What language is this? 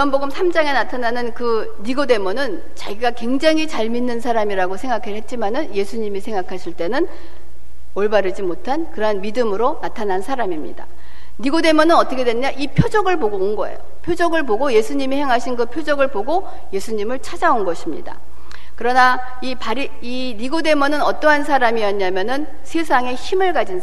Korean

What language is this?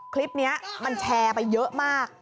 Thai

